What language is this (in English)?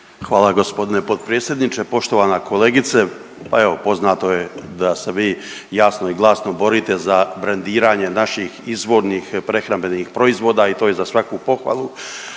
Croatian